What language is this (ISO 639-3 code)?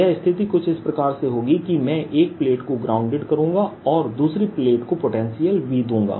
hin